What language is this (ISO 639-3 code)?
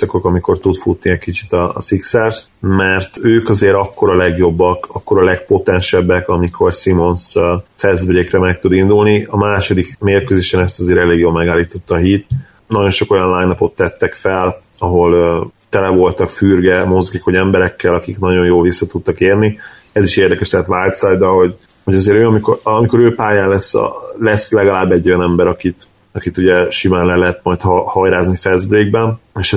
hun